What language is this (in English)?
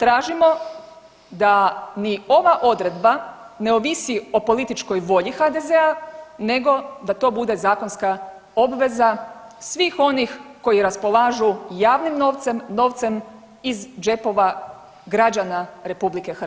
Croatian